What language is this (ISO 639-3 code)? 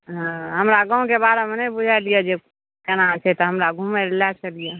mai